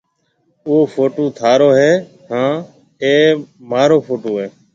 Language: Marwari (Pakistan)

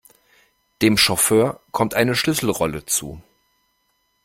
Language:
German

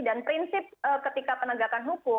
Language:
Indonesian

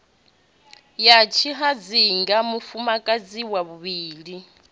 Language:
Venda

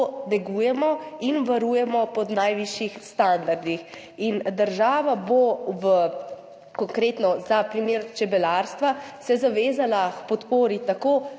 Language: Slovenian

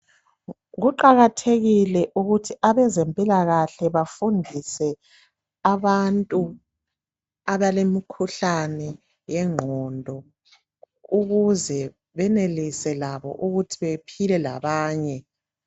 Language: North Ndebele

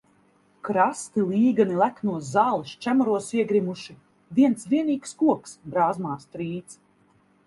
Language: Latvian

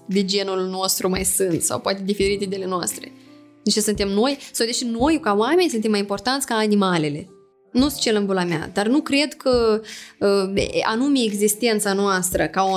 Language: Romanian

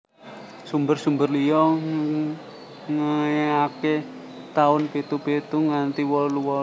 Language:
Javanese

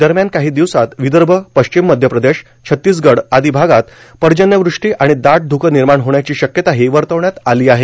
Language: Marathi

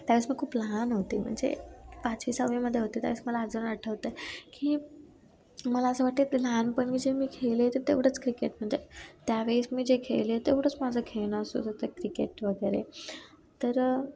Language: Marathi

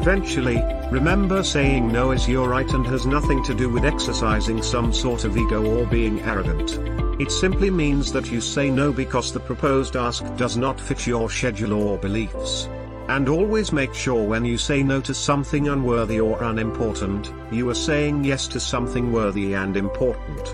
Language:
English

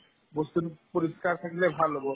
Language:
Assamese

